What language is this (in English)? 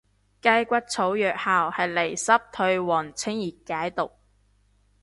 Cantonese